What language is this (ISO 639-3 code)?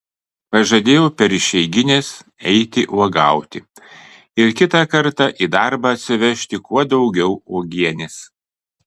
lit